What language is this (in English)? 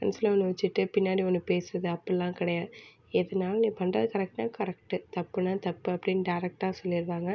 Tamil